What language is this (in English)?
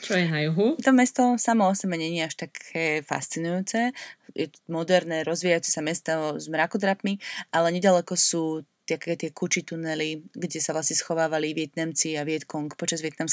Slovak